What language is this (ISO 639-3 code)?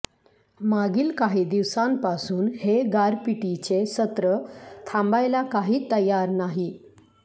mar